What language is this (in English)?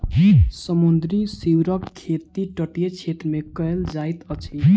Maithili